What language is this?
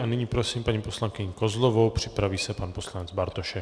Czech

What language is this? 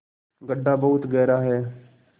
Hindi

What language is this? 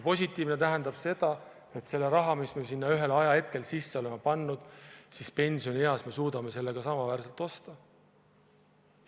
Estonian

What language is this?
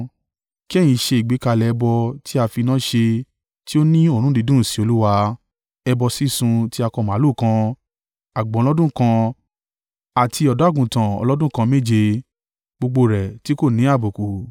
Yoruba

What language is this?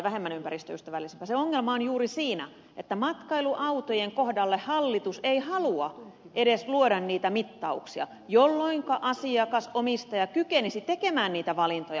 Finnish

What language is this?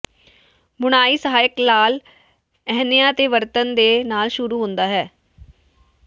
Punjabi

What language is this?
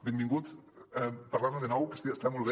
Catalan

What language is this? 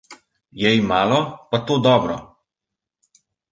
Slovenian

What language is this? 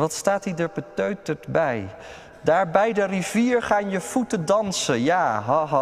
Dutch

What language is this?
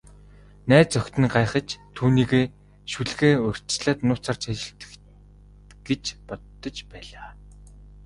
Mongolian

